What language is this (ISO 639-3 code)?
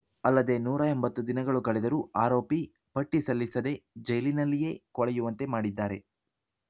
kan